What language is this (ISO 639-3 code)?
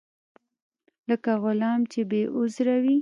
pus